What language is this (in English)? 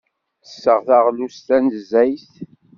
Kabyle